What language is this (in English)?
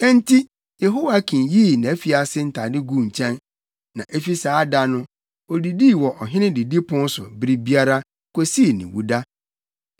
Akan